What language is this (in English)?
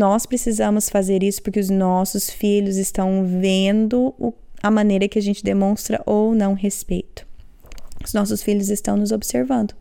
Portuguese